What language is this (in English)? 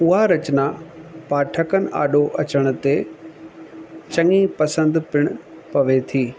Sindhi